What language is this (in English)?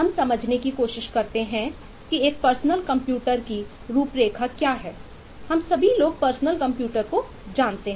Hindi